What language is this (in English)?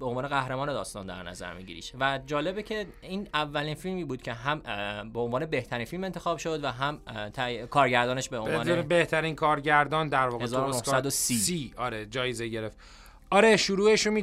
Persian